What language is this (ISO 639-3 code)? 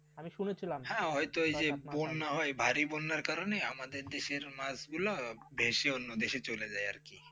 ben